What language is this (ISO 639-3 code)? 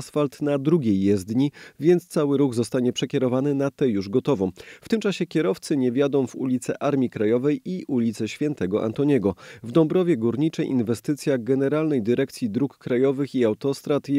pol